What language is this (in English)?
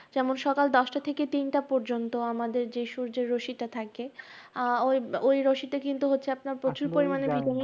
Bangla